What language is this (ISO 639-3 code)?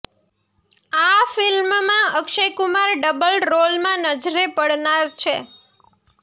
guj